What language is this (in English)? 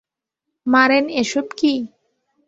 Bangla